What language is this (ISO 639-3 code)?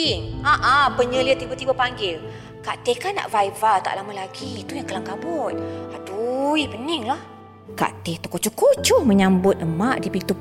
msa